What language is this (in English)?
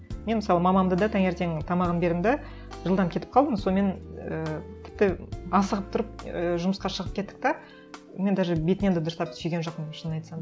Kazakh